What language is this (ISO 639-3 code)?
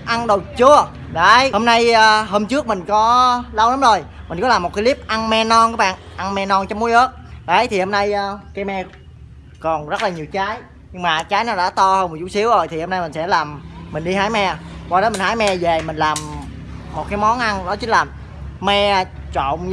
vie